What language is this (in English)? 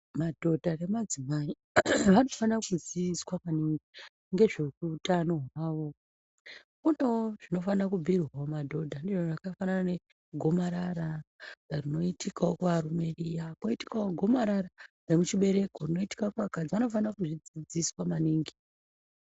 Ndau